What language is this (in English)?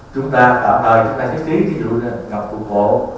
Vietnamese